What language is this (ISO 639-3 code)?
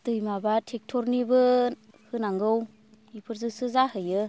brx